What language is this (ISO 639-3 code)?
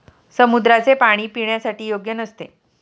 mar